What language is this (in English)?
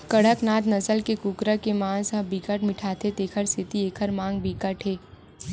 Chhattisgarhi